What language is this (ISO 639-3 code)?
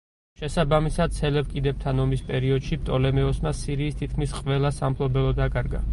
kat